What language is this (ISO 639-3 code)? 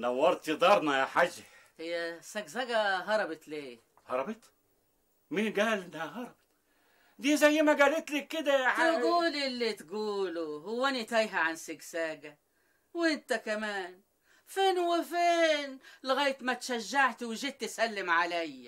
ara